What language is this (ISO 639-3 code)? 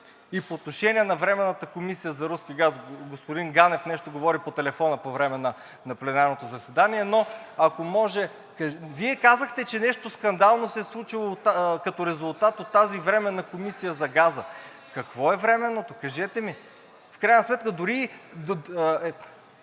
bul